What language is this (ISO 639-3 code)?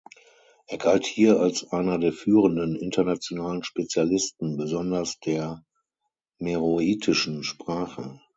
deu